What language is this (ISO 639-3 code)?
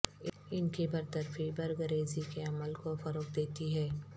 urd